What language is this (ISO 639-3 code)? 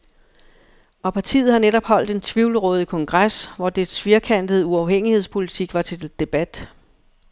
dan